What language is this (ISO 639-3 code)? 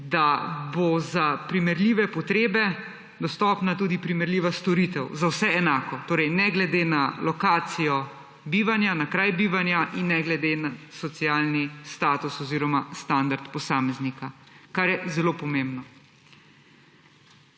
slv